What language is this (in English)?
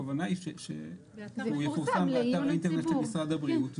Hebrew